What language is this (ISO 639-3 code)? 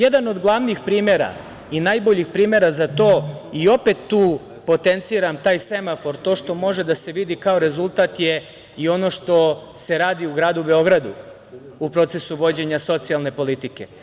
srp